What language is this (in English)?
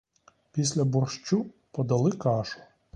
Ukrainian